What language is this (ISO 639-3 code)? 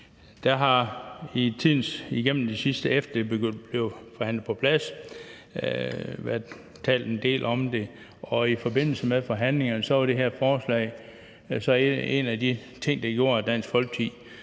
dan